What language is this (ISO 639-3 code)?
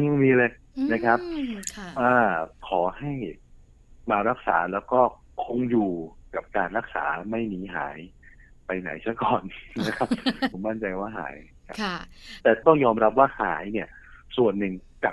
tha